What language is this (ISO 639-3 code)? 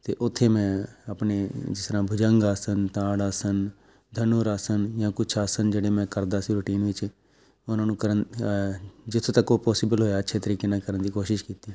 pan